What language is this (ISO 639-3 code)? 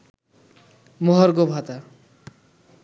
ben